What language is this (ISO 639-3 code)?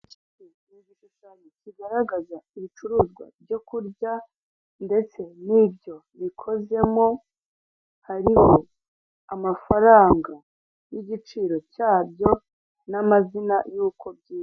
kin